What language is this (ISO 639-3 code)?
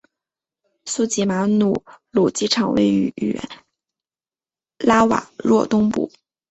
zho